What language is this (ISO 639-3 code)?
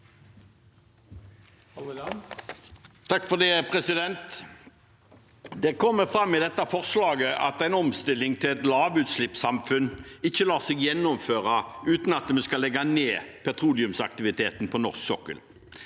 nor